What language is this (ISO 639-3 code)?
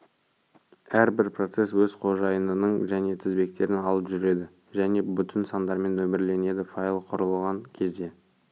kaz